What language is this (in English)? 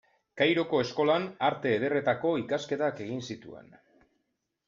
Basque